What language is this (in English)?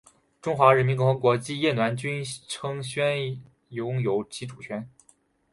Chinese